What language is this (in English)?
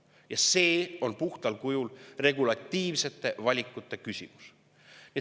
Estonian